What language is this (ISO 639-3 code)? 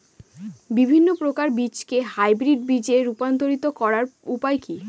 ben